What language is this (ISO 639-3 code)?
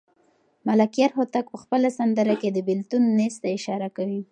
pus